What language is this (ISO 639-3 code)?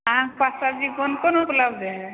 mai